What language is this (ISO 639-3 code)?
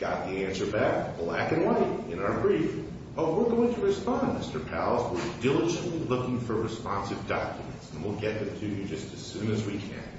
eng